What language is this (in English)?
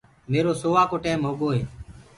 Gurgula